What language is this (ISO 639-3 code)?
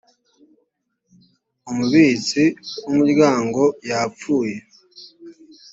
kin